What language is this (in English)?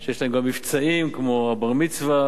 Hebrew